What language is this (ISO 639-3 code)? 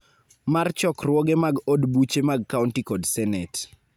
luo